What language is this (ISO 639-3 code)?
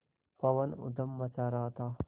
hin